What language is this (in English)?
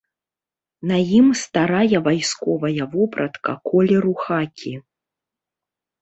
Belarusian